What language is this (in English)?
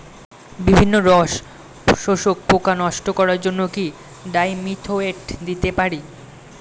Bangla